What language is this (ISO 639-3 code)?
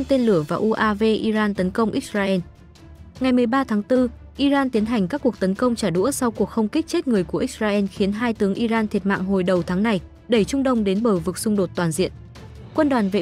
vie